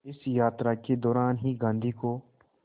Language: Hindi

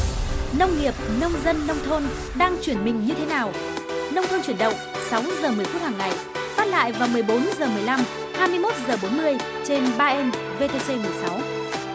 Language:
Vietnamese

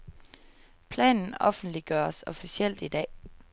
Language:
Danish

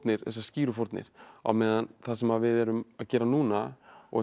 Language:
Icelandic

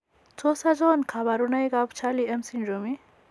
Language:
Kalenjin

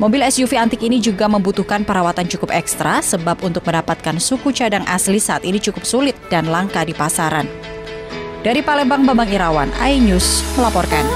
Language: Indonesian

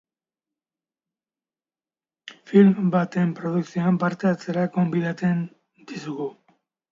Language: Basque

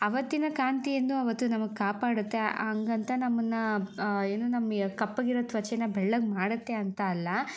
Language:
Kannada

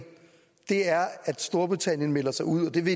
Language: Danish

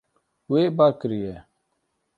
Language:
Kurdish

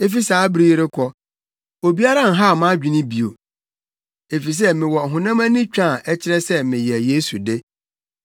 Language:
Akan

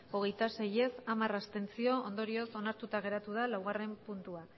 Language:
Basque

